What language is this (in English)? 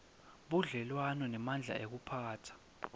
Swati